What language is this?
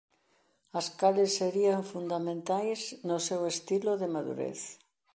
Galician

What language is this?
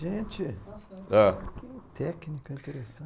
Portuguese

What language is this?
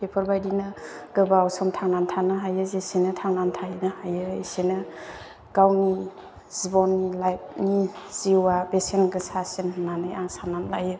Bodo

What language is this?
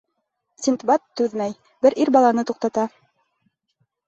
Bashkir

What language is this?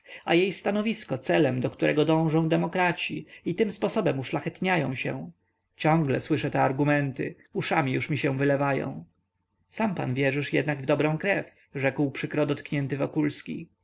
Polish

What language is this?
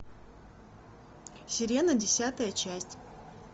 Russian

